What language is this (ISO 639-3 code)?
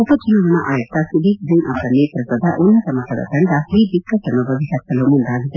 kan